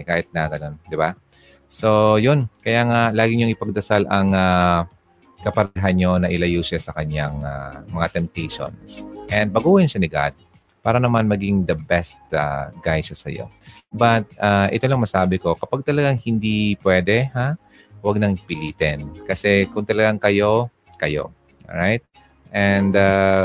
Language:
Filipino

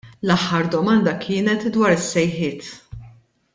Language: Maltese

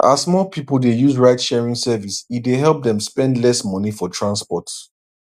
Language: Nigerian Pidgin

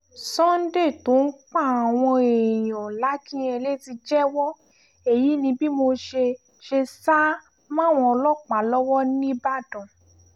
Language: Yoruba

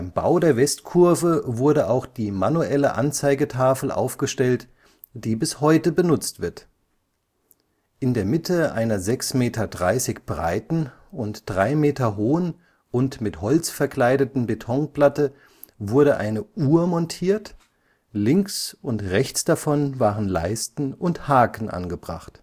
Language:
German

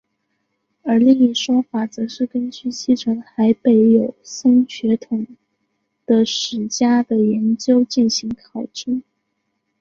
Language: Chinese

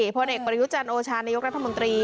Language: Thai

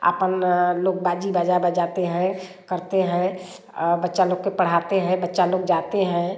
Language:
Hindi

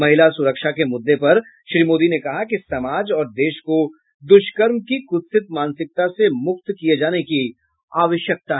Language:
Hindi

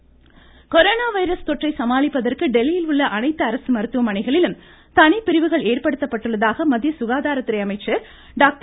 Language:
Tamil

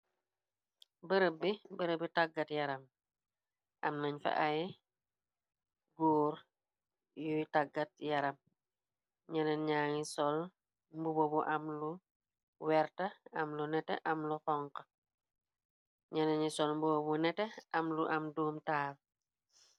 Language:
Wolof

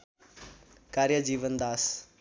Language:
Nepali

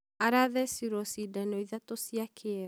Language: Kikuyu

